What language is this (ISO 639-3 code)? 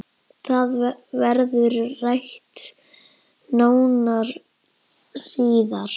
isl